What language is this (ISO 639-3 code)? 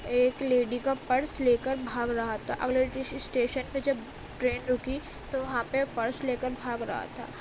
urd